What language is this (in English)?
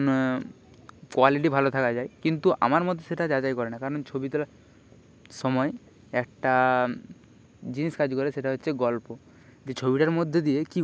Bangla